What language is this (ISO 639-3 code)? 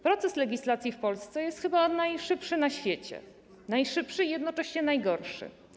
pol